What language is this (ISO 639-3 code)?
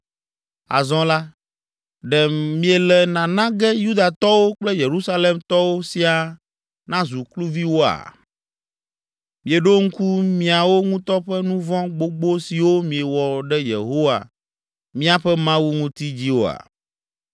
ewe